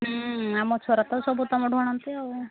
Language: Odia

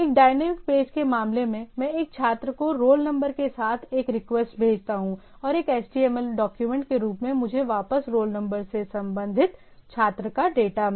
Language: Hindi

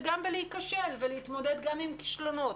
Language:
Hebrew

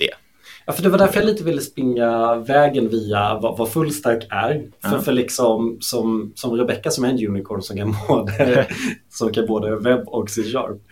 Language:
Swedish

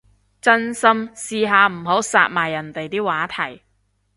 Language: Cantonese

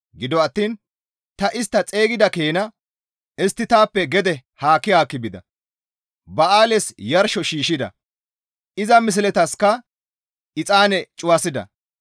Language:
Gamo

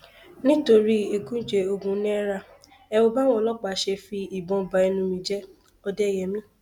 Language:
Yoruba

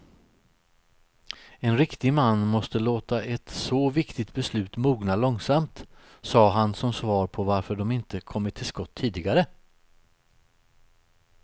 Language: Swedish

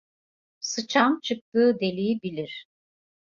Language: Turkish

